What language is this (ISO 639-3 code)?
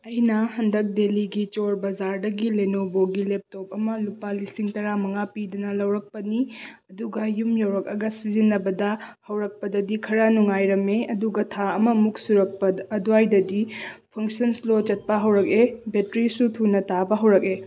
mni